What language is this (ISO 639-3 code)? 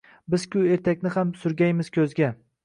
uzb